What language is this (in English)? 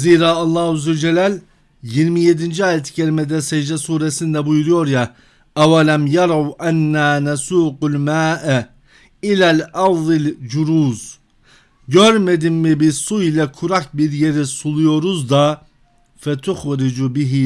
Turkish